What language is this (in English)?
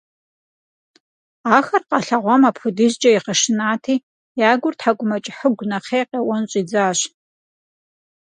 Kabardian